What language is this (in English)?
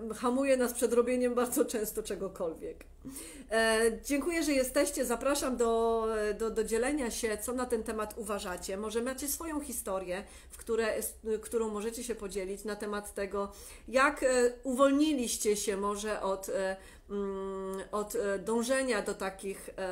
Polish